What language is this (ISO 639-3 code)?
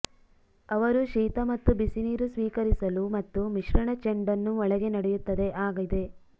kan